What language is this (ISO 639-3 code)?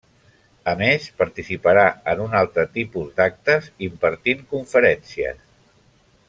cat